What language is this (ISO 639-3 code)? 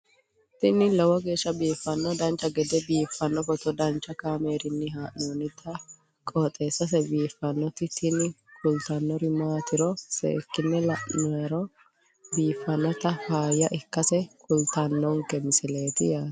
sid